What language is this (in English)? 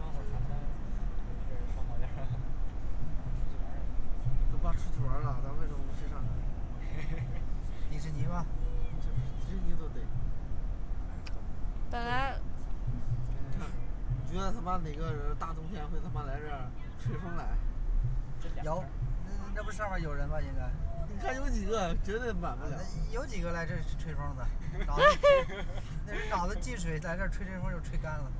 Chinese